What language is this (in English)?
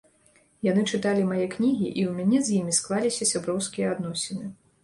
Belarusian